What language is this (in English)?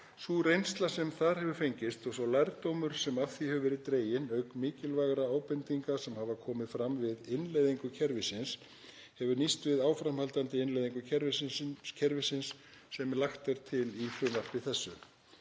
Icelandic